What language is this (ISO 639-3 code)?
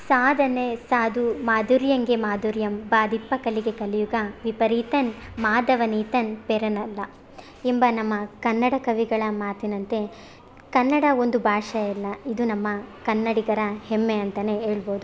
kan